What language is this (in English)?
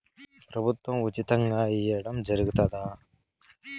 Telugu